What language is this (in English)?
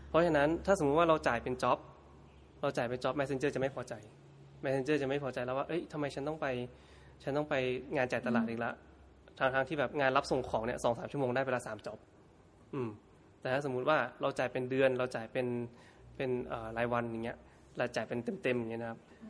Thai